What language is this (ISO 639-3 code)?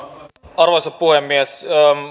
fin